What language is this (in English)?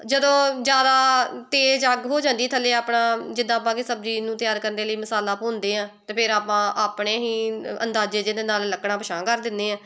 Punjabi